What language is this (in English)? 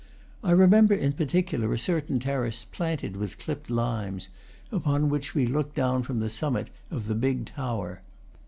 English